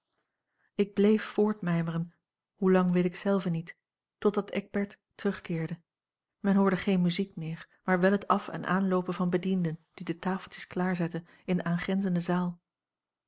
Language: Dutch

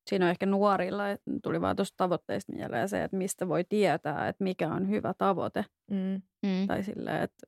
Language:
Finnish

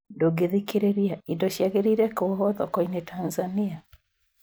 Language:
Kikuyu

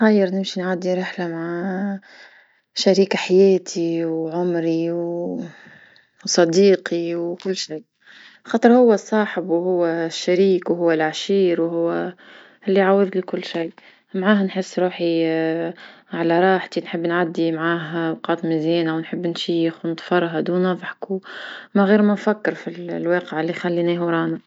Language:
Tunisian Arabic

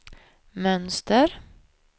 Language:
Swedish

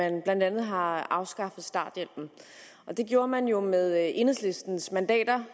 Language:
Danish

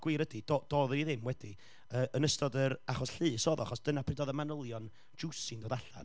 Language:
Welsh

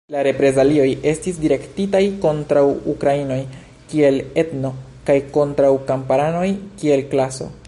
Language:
Esperanto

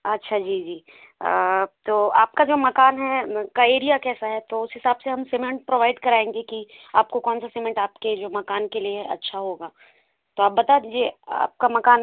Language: Hindi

